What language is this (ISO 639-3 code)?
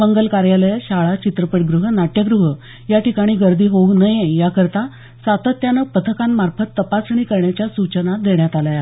mar